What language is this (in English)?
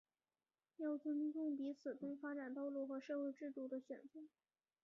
Chinese